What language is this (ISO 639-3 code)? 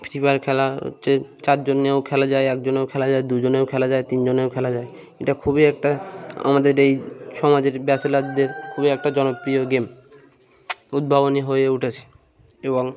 ben